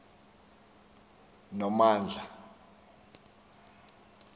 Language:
Xhosa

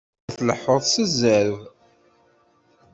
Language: Kabyle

